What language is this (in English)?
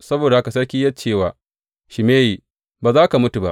Hausa